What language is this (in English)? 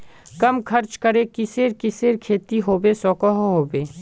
Magahi